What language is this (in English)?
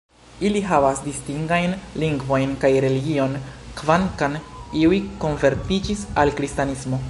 Esperanto